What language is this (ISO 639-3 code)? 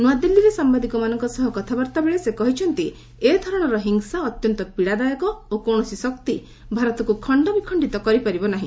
ori